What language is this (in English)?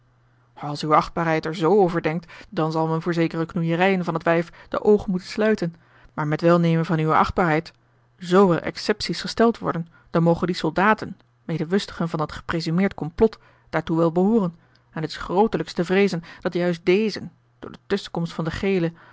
Dutch